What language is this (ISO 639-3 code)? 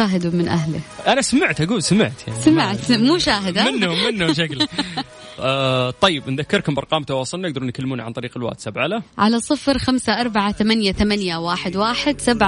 ara